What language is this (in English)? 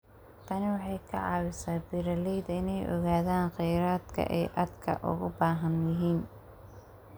Somali